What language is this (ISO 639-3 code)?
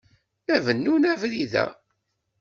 kab